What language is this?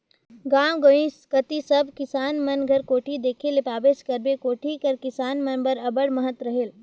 Chhattisgarhi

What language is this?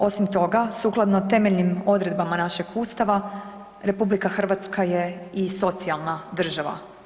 Croatian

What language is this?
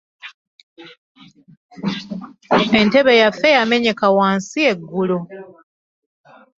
Ganda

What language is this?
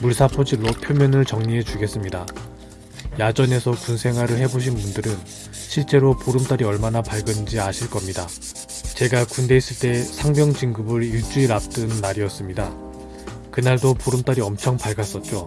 Korean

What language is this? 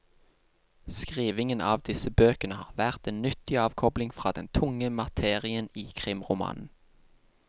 Norwegian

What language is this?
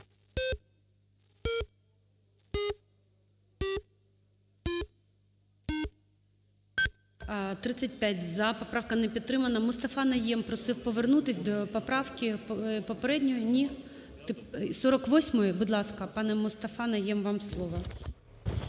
Ukrainian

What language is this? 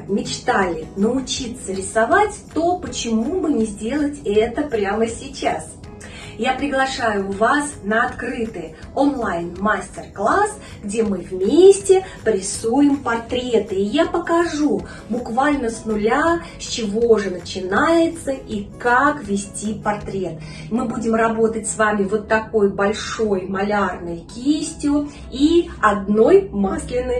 Russian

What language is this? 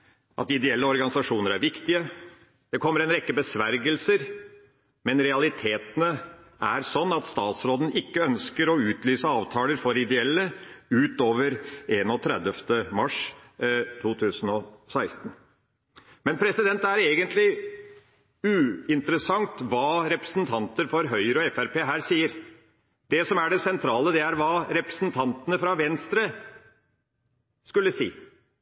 Norwegian Bokmål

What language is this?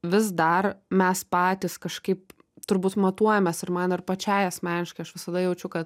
Lithuanian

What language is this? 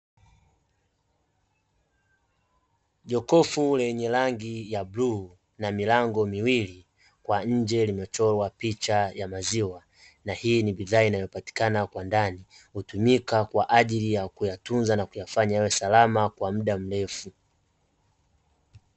Swahili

